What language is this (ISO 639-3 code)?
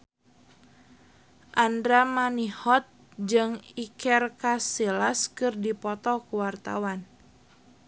sun